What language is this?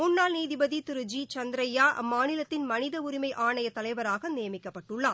Tamil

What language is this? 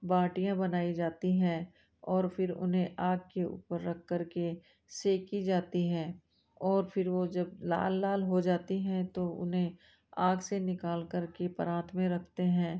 Hindi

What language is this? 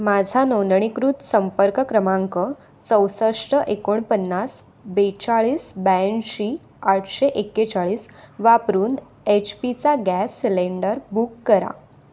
Marathi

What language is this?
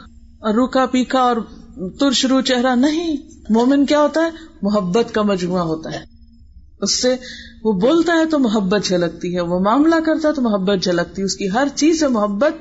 Urdu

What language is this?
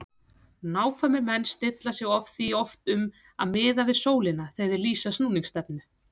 Icelandic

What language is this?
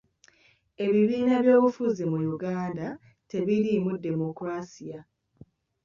Ganda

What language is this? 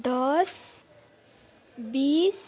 Nepali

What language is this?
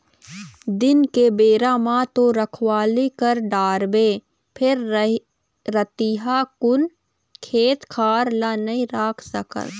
Chhattisgarhi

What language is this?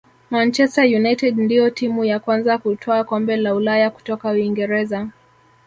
Swahili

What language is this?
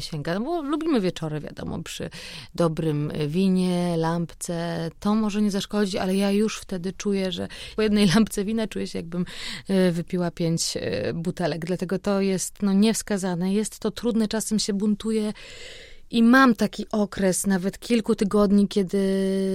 Polish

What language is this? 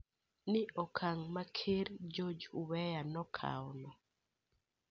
Luo (Kenya and Tanzania)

